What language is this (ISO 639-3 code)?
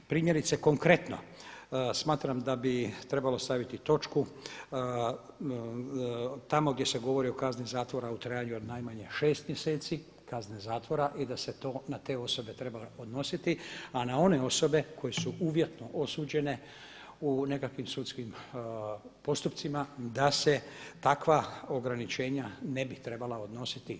hrv